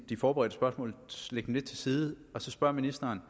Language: Danish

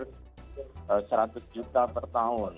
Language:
Indonesian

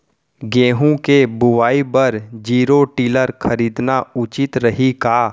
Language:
Chhattisgarhi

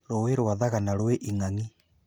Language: Kikuyu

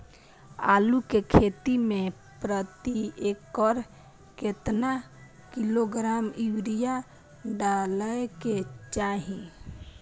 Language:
Maithili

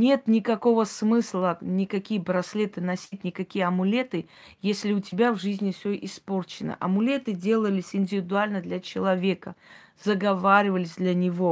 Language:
Russian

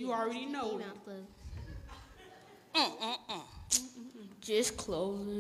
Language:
English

